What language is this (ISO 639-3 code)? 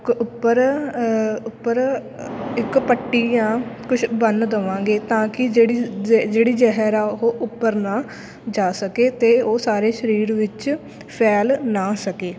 pan